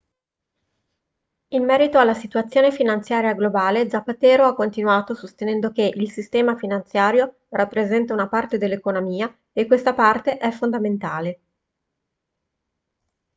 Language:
Italian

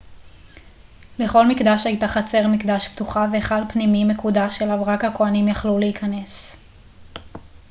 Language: Hebrew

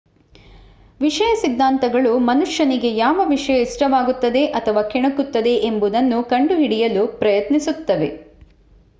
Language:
Kannada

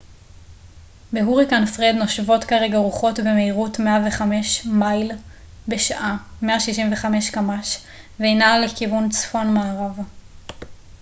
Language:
Hebrew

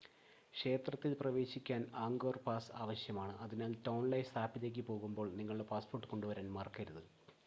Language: Malayalam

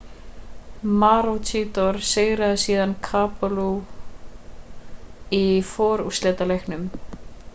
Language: Icelandic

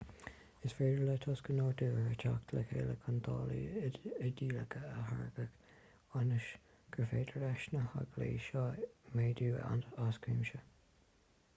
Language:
Irish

